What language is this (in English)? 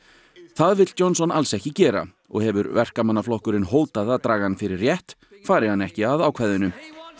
Icelandic